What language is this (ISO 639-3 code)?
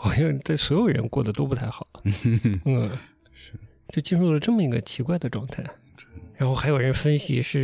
zho